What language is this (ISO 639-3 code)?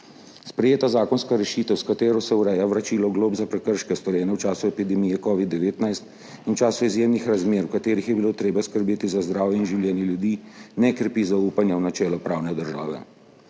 slv